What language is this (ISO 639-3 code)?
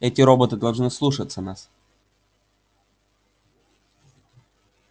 rus